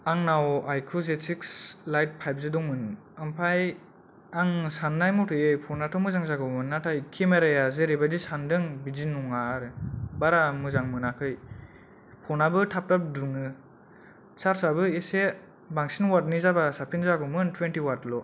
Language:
Bodo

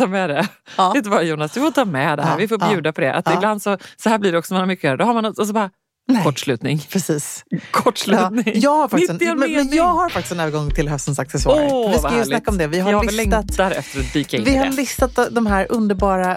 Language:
Swedish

